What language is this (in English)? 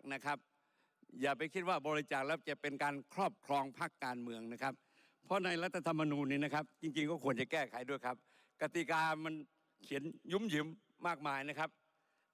Thai